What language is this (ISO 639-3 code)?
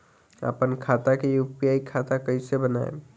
bho